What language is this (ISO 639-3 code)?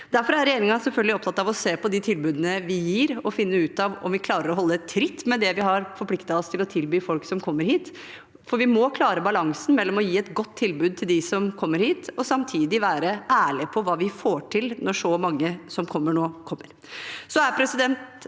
nor